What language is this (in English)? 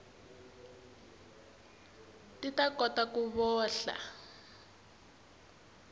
Tsonga